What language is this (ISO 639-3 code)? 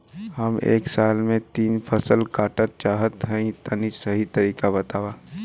bho